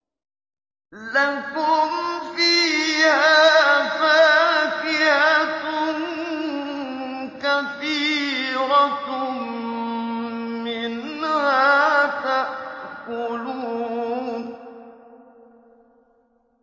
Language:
Arabic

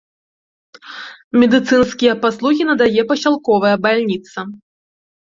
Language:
Belarusian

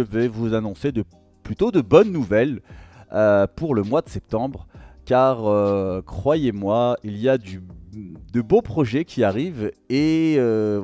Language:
French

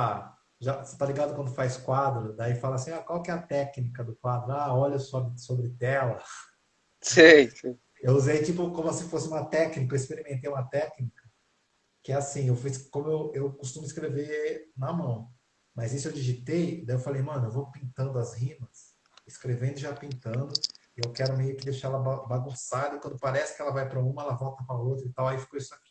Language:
Portuguese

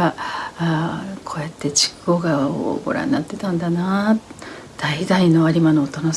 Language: Japanese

